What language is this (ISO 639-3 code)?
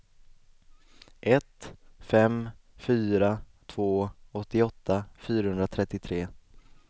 swe